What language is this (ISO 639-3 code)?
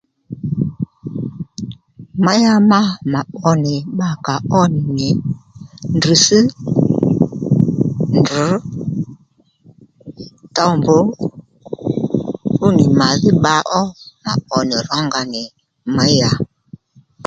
led